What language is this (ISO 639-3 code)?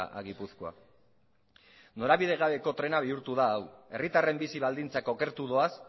eus